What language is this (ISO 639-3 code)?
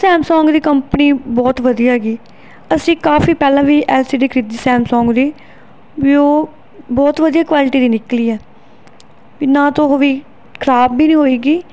pan